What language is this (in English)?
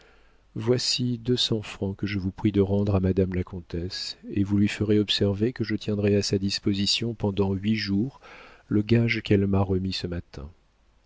French